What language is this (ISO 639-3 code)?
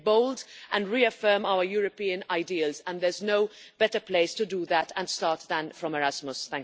eng